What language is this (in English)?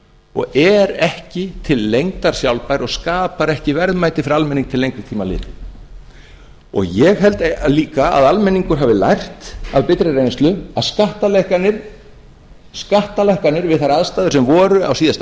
Icelandic